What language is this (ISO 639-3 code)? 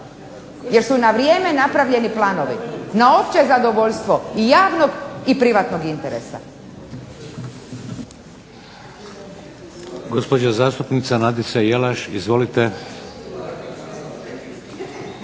hrv